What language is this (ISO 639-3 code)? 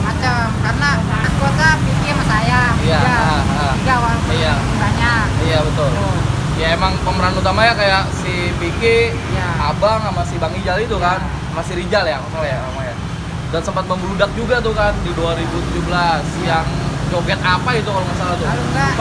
ind